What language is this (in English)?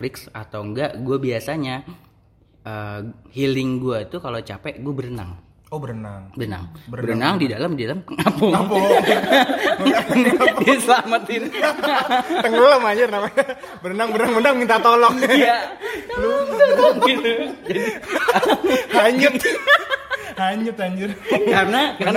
Indonesian